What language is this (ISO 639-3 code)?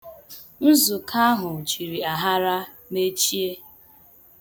ibo